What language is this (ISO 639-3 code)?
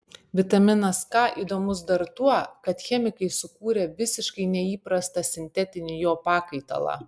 lit